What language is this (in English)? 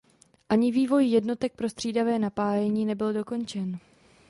Czech